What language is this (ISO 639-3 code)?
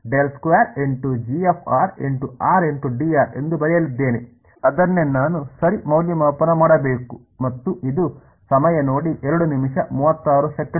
kan